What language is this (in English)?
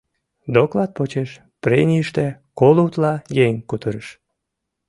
Mari